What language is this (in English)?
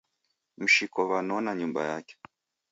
Taita